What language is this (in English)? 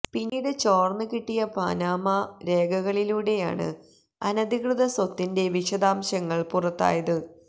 Malayalam